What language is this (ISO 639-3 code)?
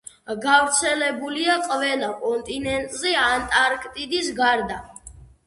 kat